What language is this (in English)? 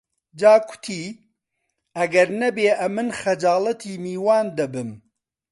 Central Kurdish